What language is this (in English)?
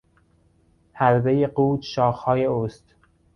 Persian